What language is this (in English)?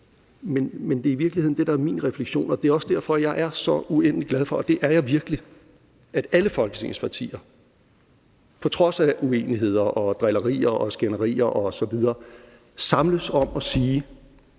Danish